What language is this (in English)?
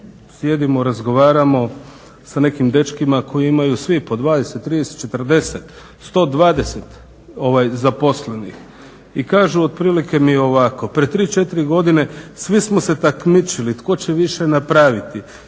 Croatian